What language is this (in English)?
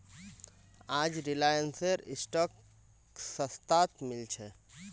Magahi